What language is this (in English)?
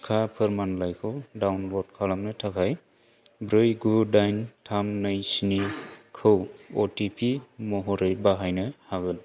Bodo